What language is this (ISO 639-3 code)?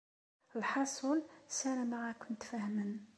kab